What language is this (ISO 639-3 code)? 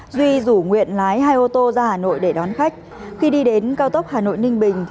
vie